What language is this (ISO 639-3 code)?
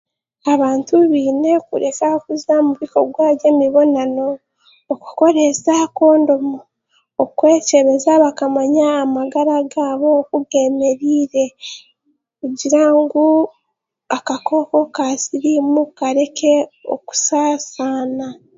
cgg